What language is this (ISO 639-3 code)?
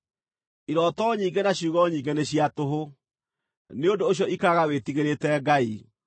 kik